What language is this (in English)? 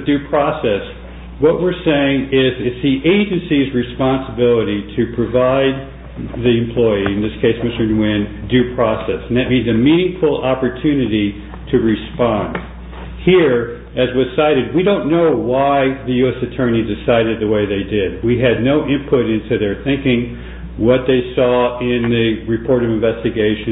English